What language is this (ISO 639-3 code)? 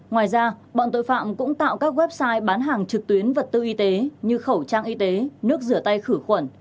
vie